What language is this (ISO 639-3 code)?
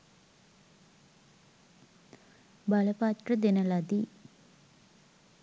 sin